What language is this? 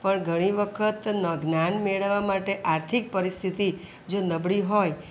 Gujarati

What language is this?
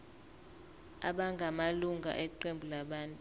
Zulu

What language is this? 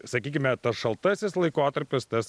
Lithuanian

